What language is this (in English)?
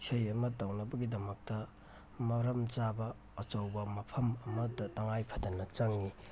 Manipuri